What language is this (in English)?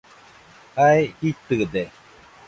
Nüpode Huitoto